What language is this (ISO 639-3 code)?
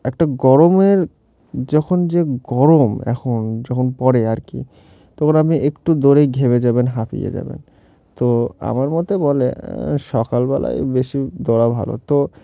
ben